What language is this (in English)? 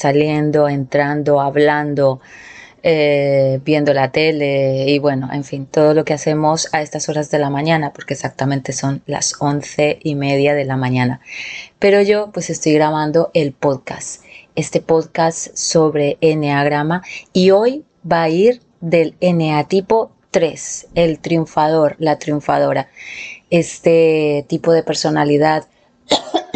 Spanish